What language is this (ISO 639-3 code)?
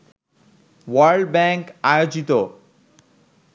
ben